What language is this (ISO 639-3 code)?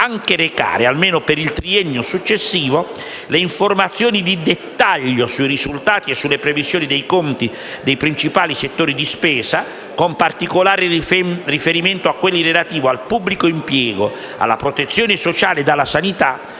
ita